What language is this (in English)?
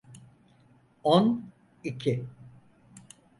Turkish